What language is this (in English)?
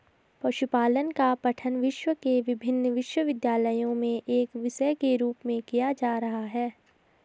Hindi